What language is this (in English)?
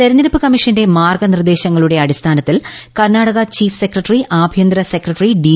Malayalam